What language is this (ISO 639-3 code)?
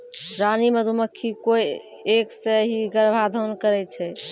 mai